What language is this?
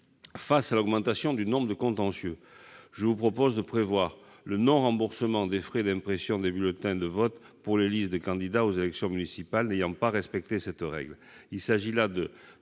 French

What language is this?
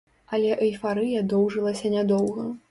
Belarusian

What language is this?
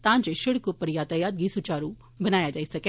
Dogri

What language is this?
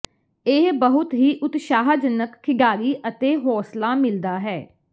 Punjabi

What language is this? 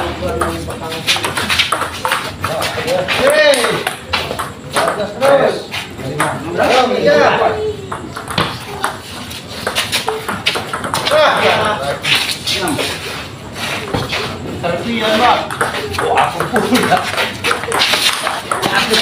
Indonesian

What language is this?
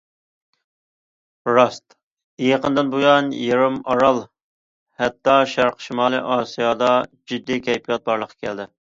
Uyghur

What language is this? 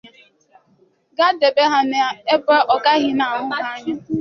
Igbo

